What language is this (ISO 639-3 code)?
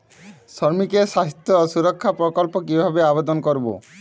ben